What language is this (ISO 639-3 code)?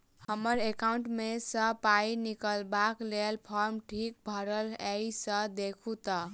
mai